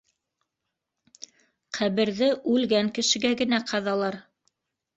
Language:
Bashkir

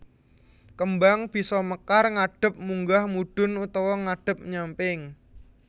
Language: Javanese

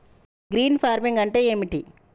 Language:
Telugu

